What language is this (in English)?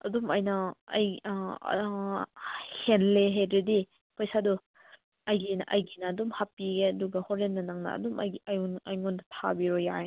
Manipuri